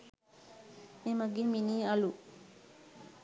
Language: Sinhala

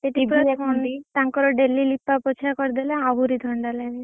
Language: Odia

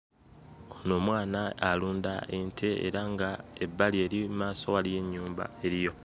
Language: Ganda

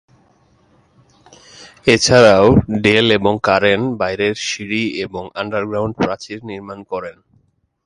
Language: Bangla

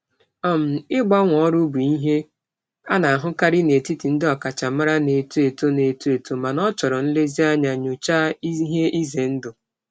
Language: Igbo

